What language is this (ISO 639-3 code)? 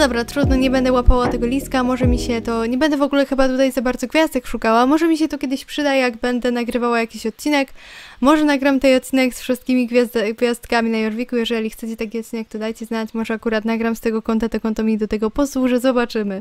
pol